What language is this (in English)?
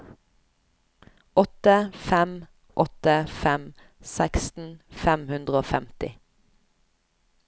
Norwegian